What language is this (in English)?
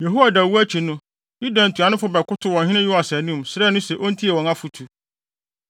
Akan